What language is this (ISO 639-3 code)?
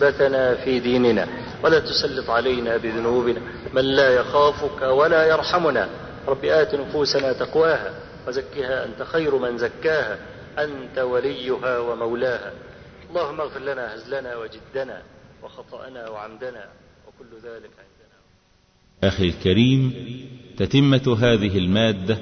ara